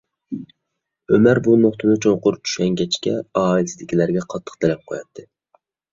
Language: Uyghur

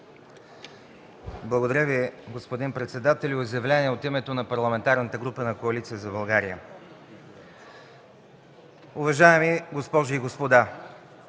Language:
Bulgarian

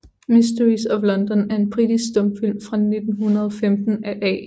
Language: Danish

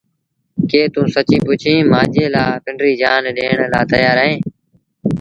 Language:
Sindhi Bhil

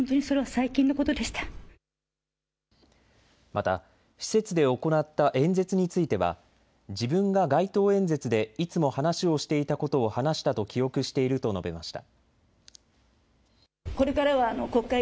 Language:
Japanese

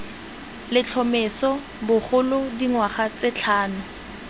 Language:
Tswana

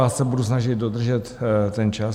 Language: Czech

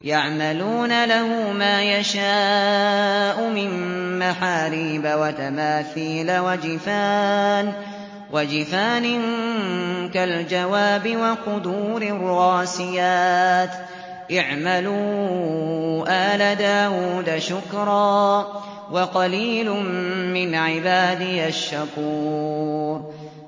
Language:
Arabic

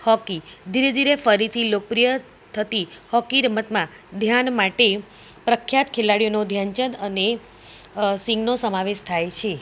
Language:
Gujarati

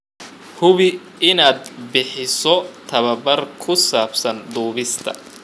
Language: Somali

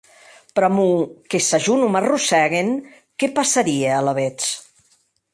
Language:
Occitan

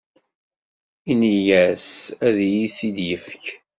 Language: Kabyle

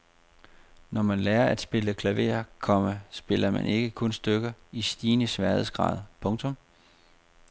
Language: Danish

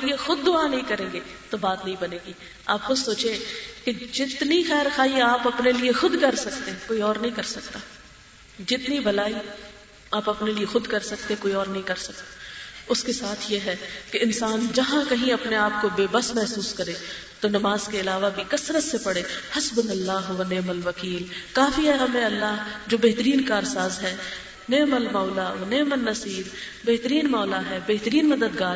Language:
Urdu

